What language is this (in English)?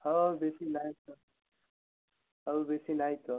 Odia